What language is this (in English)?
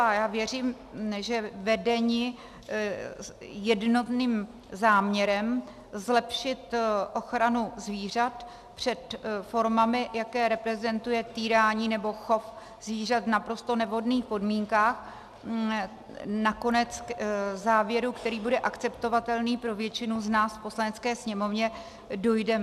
Czech